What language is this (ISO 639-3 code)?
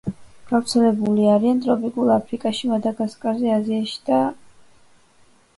kat